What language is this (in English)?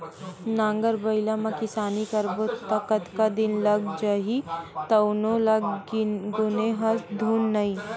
Chhattisgarhi